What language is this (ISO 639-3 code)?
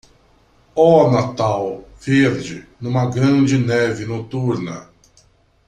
por